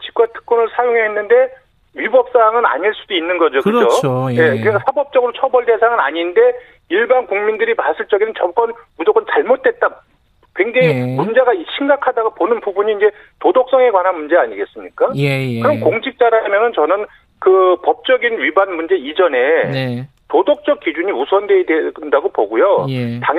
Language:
Korean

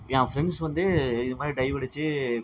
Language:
Tamil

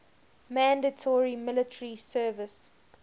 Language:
English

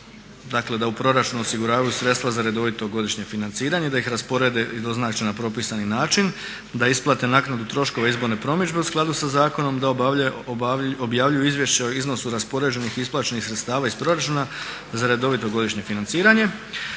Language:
Croatian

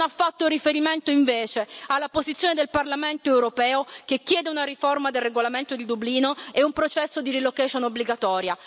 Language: Italian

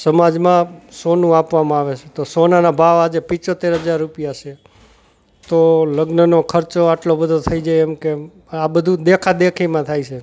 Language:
Gujarati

